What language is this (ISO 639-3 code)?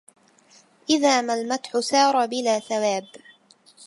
ara